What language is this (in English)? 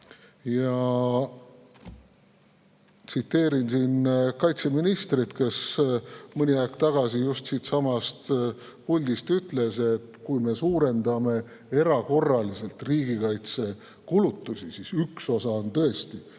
Estonian